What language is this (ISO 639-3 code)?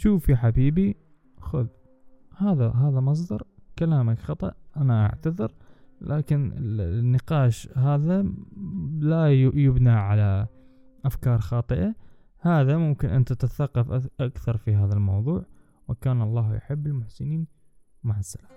ara